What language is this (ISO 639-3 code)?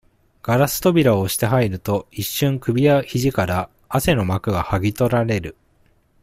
jpn